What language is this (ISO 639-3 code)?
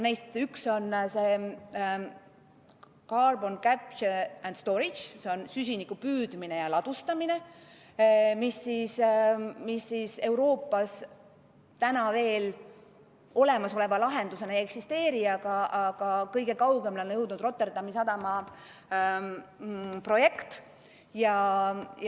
est